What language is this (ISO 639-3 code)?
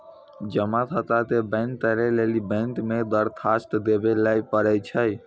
mai